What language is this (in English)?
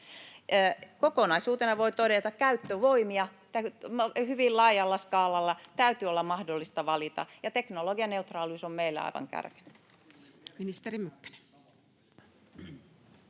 Finnish